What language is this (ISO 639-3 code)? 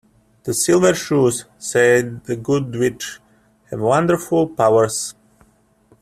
eng